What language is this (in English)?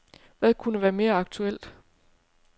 Danish